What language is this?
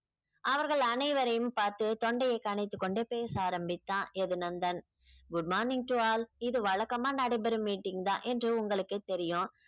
Tamil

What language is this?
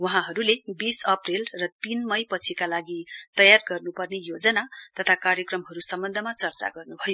Nepali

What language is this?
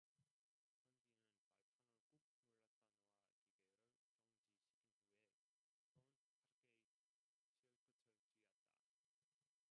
Korean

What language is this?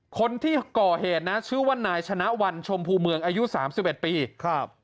Thai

